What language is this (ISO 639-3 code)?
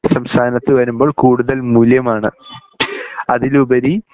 mal